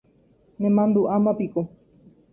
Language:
Guarani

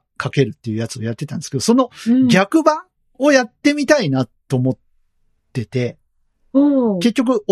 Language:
Japanese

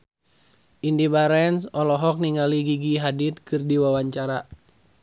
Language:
Sundanese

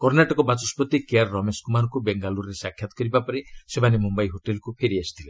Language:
Odia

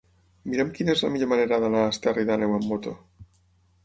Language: Catalan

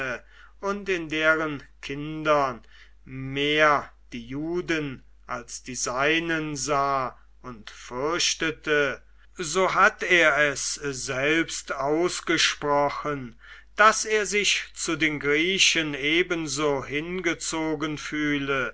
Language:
German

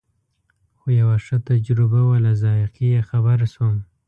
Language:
Pashto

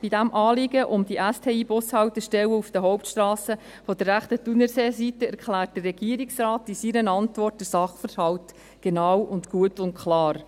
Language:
Swiss German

